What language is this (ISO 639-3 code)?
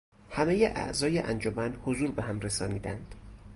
fas